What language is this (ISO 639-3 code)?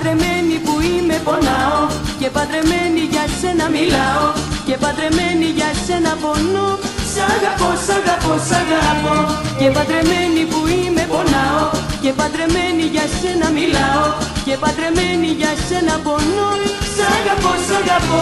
ell